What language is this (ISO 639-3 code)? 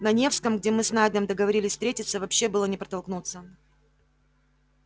rus